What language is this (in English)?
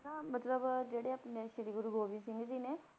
Punjabi